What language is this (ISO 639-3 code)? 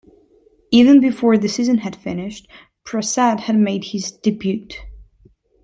eng